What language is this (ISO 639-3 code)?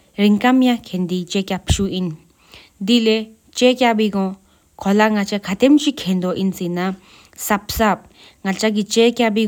sip